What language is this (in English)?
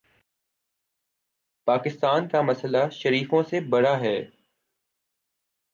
Urdu